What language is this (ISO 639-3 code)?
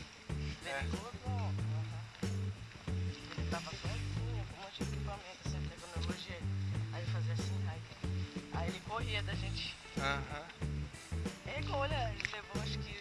por